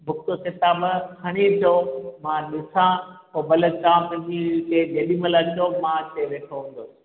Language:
Sindhi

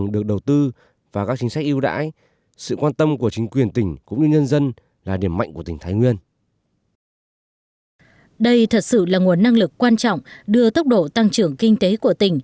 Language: Vietnamese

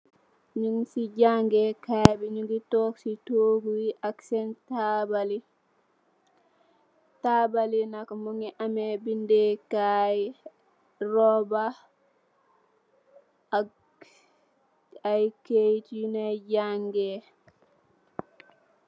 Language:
Wolof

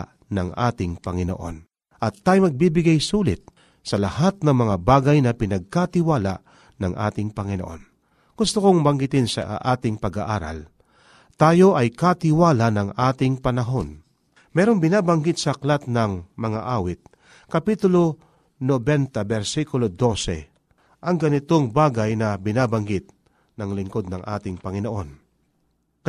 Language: Filipino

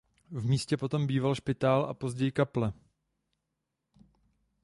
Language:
Czech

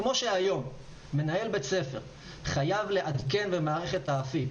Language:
Hebrew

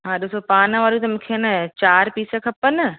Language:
Sindhi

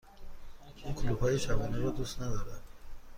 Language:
Persian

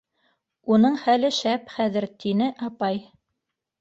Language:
Bashkir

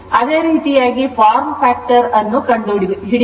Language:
Kannada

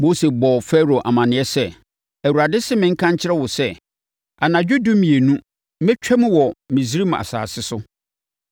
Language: Akan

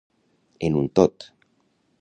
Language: Catalan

